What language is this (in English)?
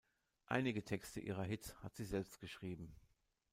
German